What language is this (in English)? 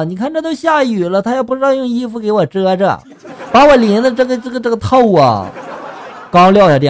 Chinese